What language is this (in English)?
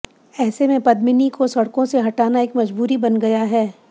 Hindi